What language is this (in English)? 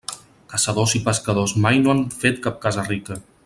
Catalan